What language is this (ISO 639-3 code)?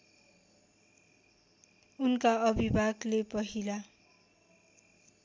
nep